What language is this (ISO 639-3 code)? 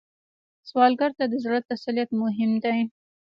pus